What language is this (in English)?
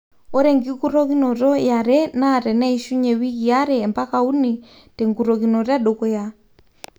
Masai